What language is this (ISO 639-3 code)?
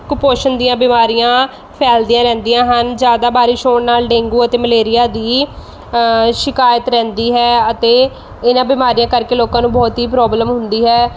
pan